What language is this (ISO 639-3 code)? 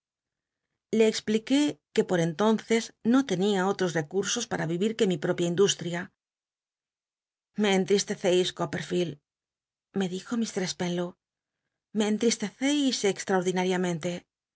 spa